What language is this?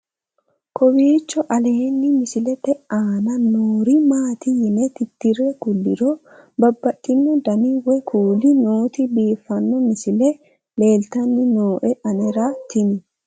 Sidamo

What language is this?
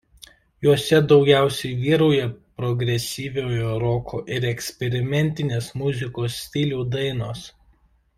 Lithuanian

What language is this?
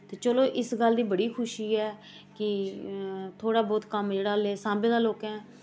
Dogri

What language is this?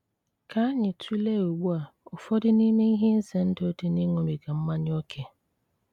Igbo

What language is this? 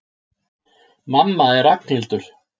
Icelandic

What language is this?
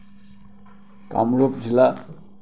Assamese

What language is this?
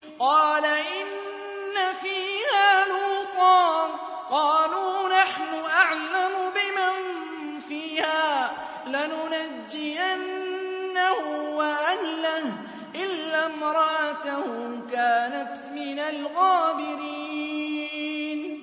Arabic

